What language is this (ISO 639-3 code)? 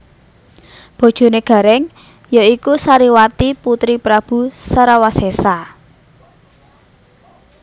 jav